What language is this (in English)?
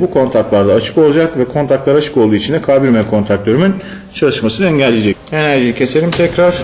Turkish